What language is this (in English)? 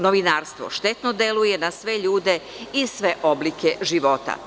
Serbian